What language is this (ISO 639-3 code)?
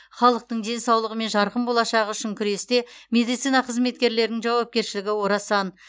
kaz